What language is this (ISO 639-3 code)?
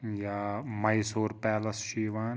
kas